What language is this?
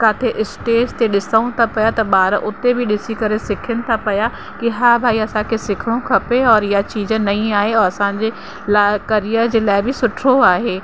Sindhi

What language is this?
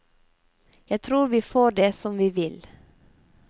Norwegian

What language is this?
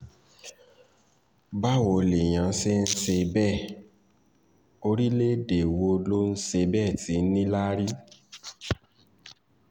Yoruba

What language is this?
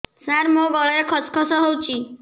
Odia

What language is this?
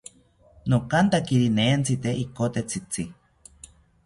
South Ucayali Ashéninka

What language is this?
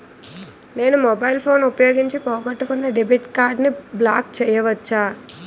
Telugu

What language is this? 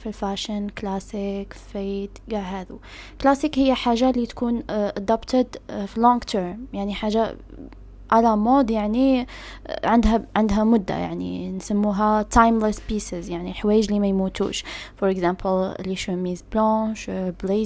Arabic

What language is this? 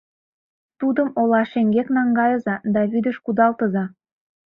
Mari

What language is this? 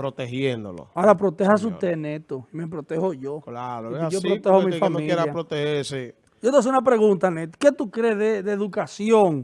Spanish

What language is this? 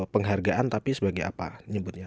Indonesian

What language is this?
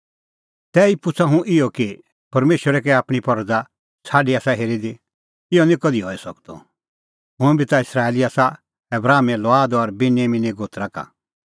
Kullu Pahari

